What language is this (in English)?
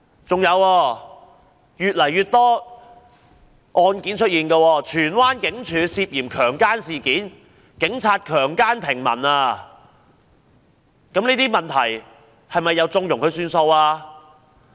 Cantonese